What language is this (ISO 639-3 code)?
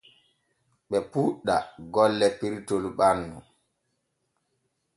fue